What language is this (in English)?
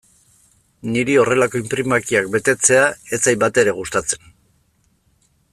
Basque